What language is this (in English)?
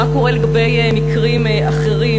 Hebrew